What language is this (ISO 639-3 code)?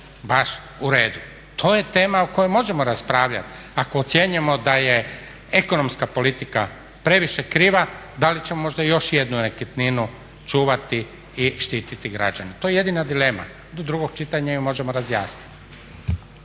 hrv